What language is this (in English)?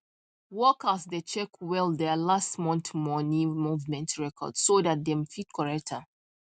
Nigerian Pidgin